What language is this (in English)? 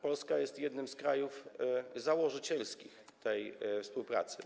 Polish